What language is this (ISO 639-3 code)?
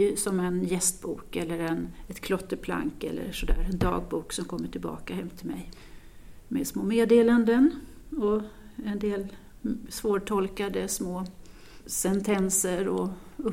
swe